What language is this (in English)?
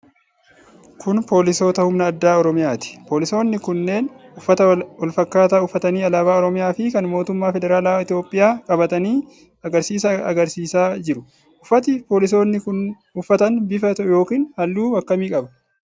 Oromo